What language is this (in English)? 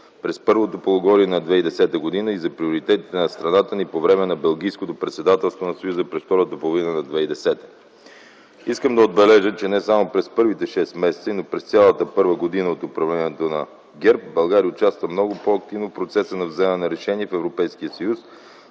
Bulgarian